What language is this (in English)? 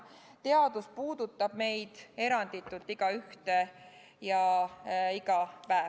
Estonian